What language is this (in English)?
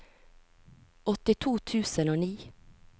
Norwegian